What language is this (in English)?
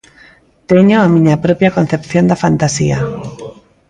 Galician